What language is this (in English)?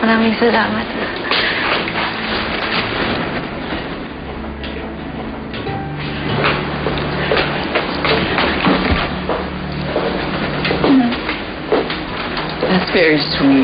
Filipino